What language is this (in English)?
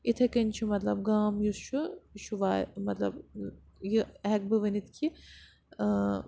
Kashmiri